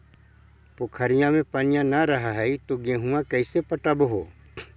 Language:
Magahi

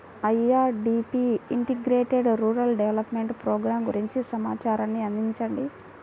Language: Telugu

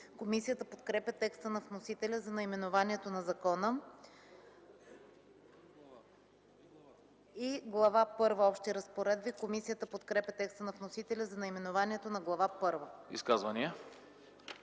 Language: Bulgarian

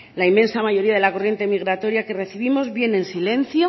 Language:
Spanish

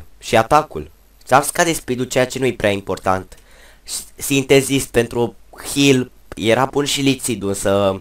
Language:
Romanian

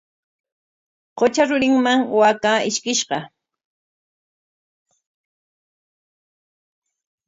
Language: Corongo Ancash Quechua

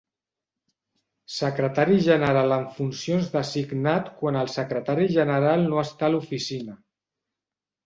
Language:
Catalan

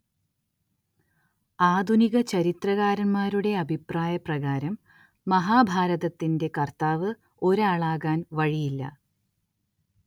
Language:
Malayalam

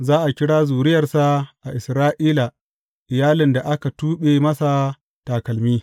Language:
Hausa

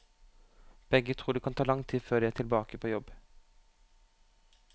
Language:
Norwegian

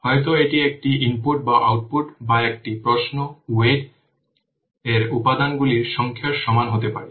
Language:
Bangla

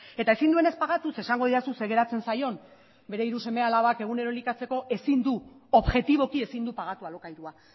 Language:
Basque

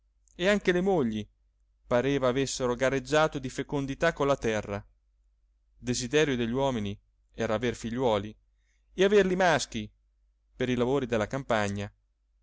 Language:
Italian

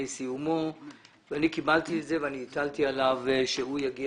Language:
Hebrew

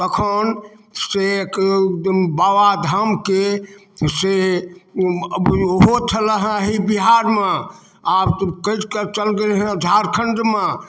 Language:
Maithili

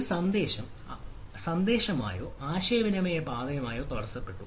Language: Malayalam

